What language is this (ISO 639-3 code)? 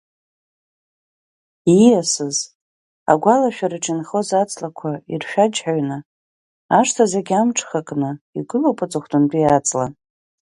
abk